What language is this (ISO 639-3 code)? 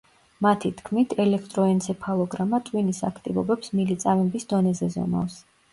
kat